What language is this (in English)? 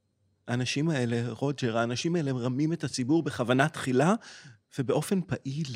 Hebrew